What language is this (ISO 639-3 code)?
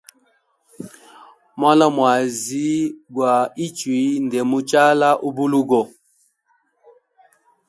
hem